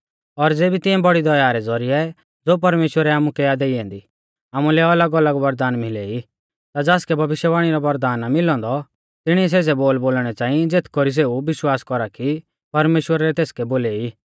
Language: Mahasu Pahari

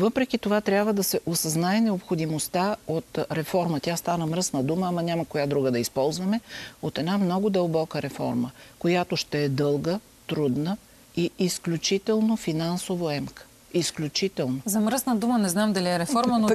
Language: Bulgarian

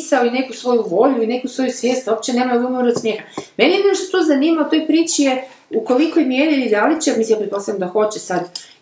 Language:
Croatian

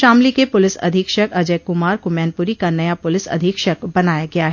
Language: Hindi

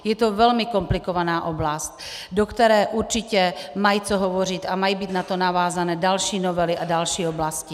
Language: Czech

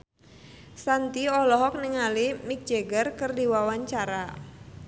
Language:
Sundanese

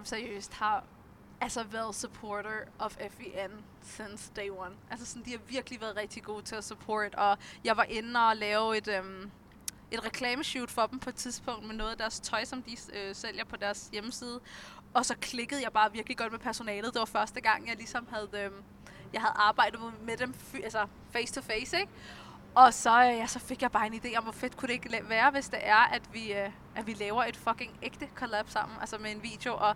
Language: Danish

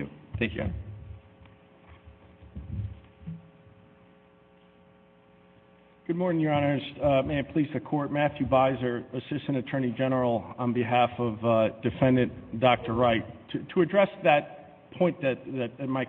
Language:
English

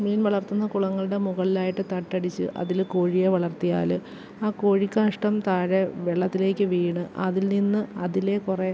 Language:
Malayalam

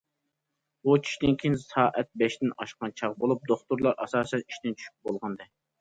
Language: Uyghur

